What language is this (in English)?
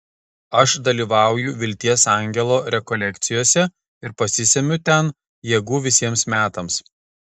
Lithuanian